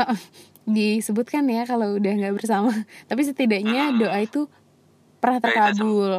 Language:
Indonesian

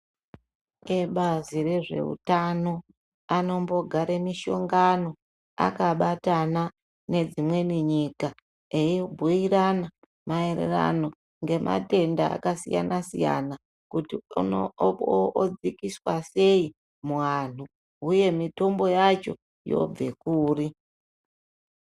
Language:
Ndau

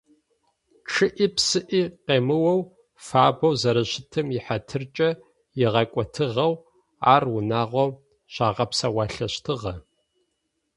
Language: Adyghe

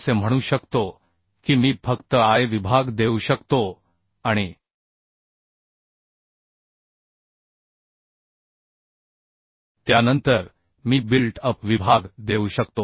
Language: Marathi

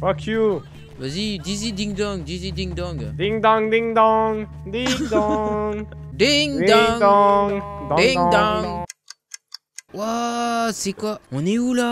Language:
French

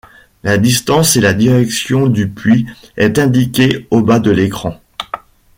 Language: French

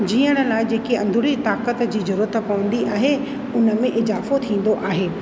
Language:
Sindhi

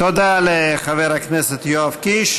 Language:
Hebrew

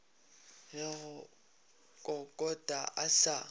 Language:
Northern Sotho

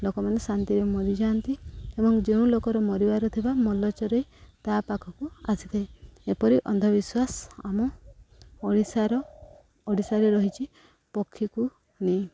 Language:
Odia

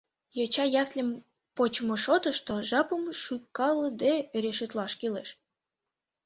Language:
Mari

